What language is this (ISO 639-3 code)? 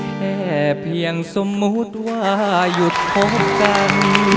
tha